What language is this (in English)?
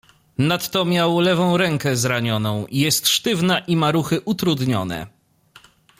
Polish